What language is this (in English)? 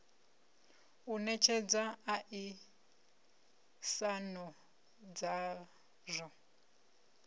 Venda